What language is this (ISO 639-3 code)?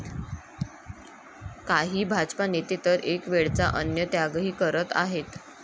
mar